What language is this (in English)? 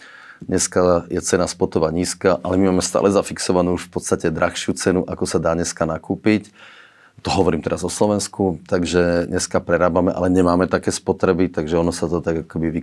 Slovak